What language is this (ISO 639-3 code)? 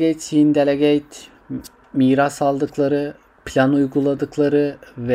tur